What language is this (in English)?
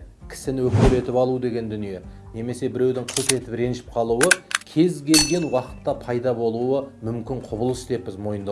Turkish